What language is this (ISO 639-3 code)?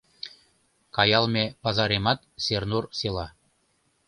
chm